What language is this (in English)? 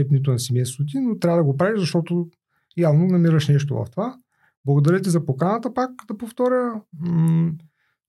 Bulgarian